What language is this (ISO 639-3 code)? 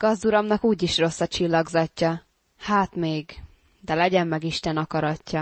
hun